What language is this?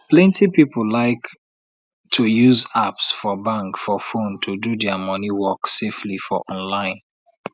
Nigerian Pidgin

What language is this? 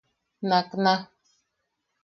Yaqui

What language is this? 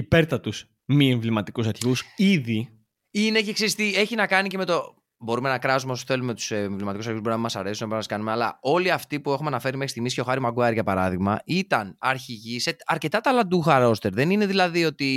Greek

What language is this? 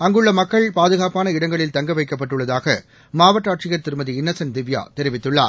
Tamil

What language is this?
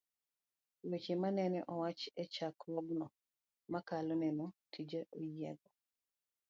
Luo (Kenya and Tanzania)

